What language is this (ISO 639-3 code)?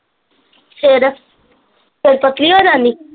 pan